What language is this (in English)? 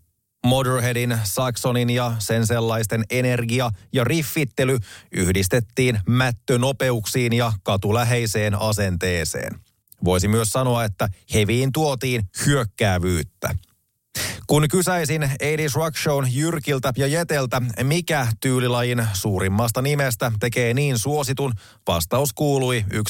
Finnish